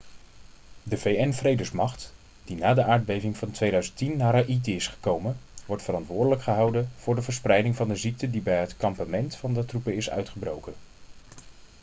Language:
Dutch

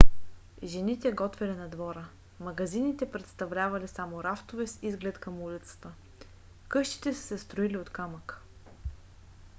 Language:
Bulgarian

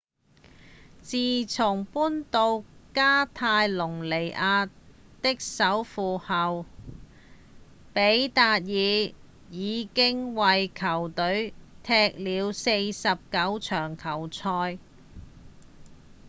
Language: Cantonese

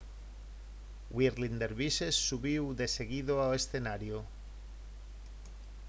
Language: Galician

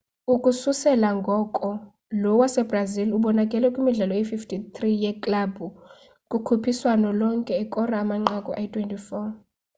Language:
Xhosa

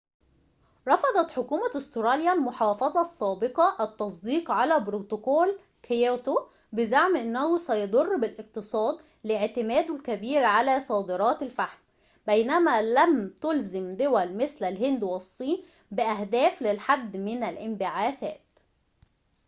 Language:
Arabic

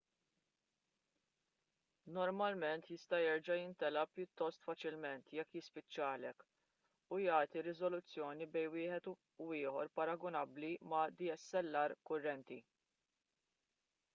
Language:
Maltese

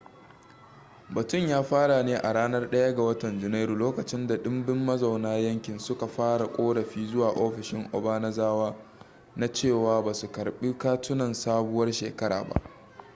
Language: Hausa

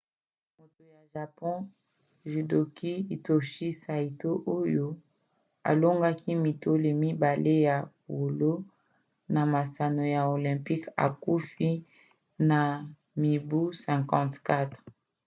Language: Lingala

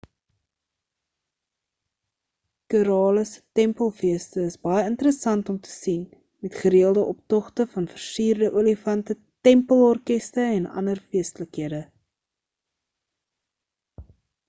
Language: Afrikaans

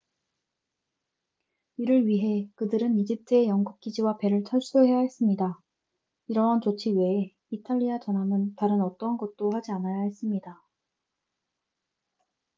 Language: Korean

